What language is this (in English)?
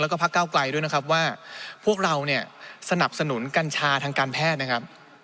Thai